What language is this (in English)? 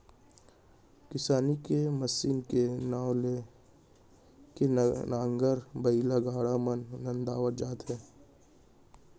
Chhattisgarhi